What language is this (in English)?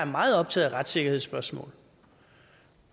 Danish